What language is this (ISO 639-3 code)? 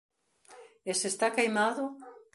glg